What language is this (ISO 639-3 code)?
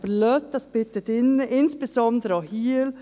gsw